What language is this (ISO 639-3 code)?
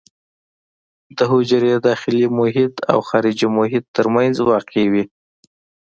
pus